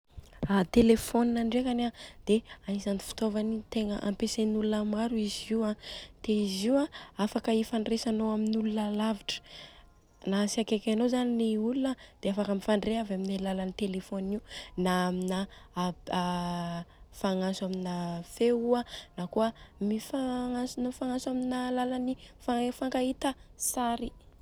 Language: Southern Betsimisaraka Malagasy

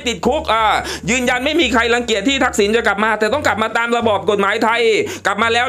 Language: Thai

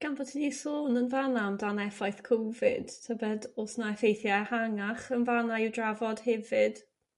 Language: Welsh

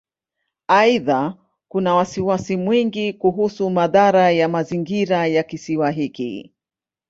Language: Swahili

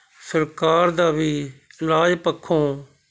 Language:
Punjabi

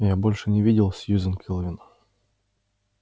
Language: Russian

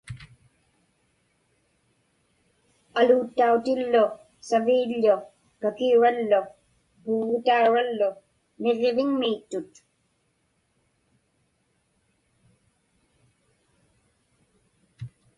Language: Inupiaq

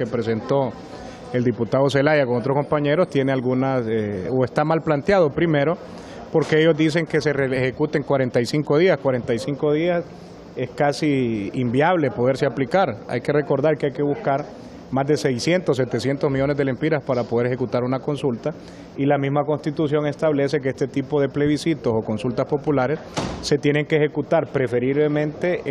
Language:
Spanish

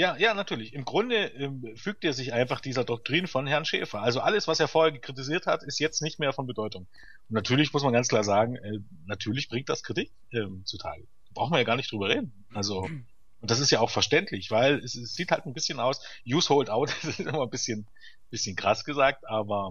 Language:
German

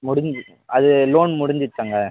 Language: Tamil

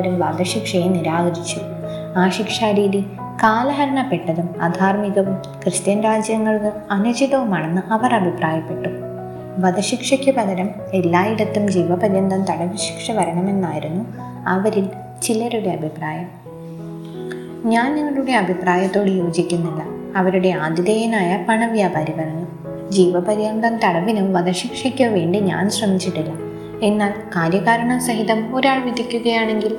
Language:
Malayalam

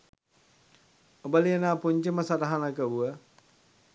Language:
Sinhala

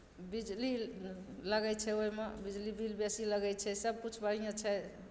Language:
Maithili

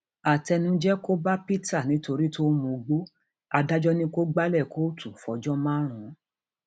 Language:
Yoruba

